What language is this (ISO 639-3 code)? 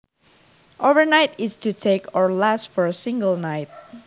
jav